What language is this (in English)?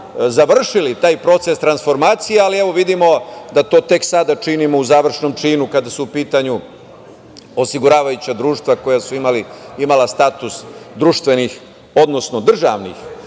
Serbian